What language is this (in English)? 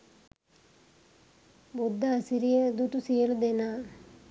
Sinhala